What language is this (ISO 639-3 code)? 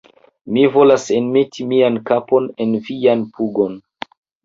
epo